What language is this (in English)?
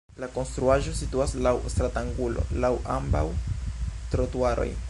Esperanto